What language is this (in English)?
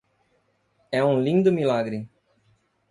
Portuguese